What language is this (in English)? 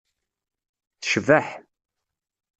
Kabyle